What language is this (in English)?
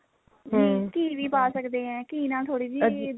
Punjabi